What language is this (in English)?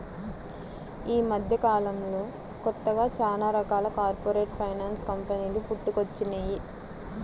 Telugu